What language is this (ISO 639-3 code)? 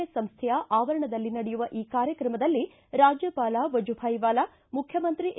kan